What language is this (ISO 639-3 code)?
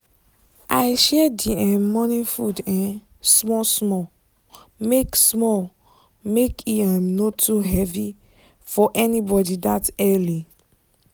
pcm